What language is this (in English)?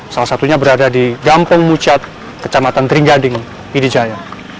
Indonesian